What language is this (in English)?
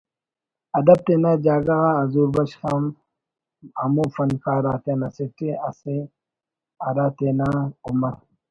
Brahui